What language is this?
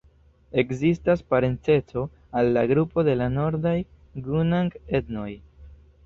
Esperanto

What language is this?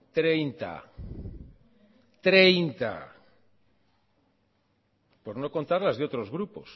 Spanish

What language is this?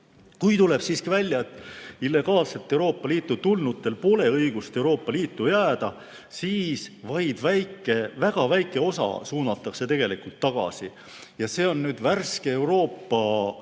Estonian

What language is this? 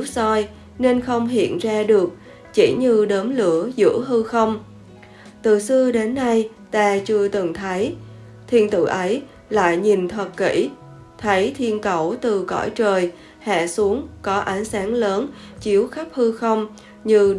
Vietnamese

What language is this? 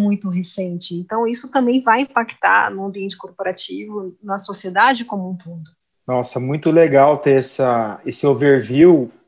Portuguese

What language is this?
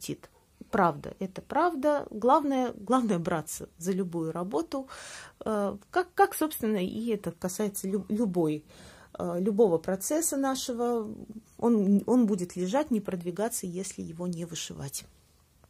Russian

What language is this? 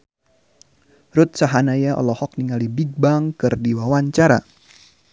Sundanese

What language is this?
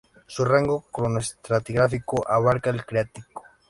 Spanish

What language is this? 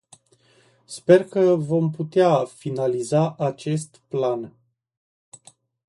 Romanian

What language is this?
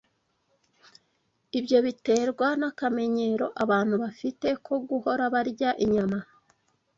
Kinyarwanda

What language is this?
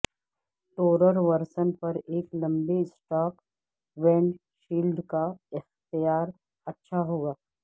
Urdu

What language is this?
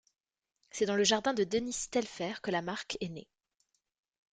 French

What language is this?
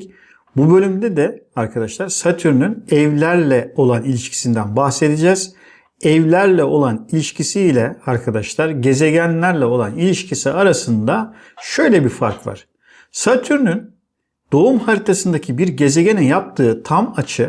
Turkish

